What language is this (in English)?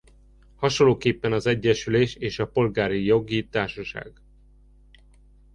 Hungarian